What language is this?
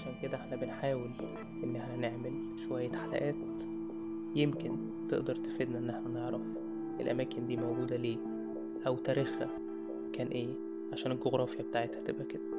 Arabic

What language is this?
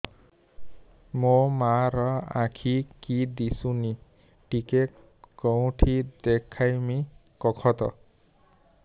Odia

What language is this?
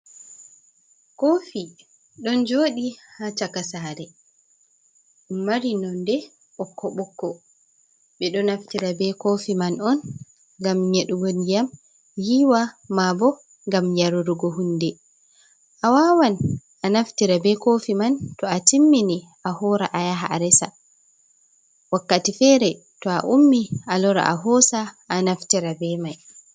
Fula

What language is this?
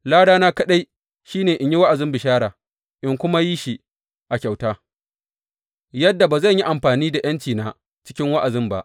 Hausa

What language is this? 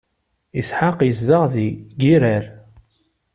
Kabyle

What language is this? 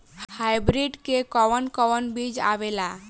Bhojpuri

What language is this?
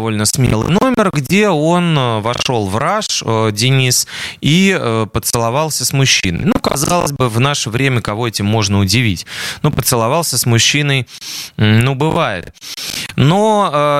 Russian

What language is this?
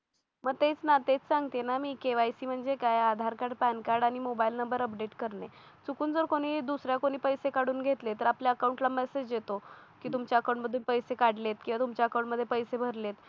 Marathi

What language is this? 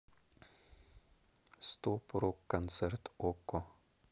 Russian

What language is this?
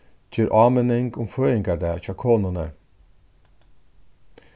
Faroese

